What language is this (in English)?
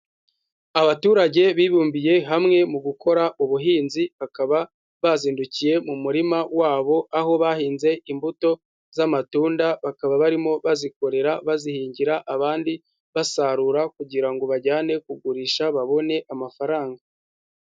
Kinyarwanda